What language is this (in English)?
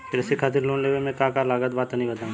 Bhojpuri